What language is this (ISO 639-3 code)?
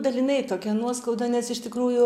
lit